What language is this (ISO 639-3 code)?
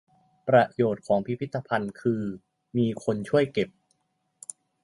tha